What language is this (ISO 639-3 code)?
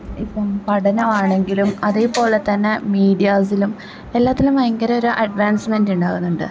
mal